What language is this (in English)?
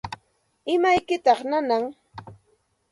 Santa Ana de Tusi Pasco Quechua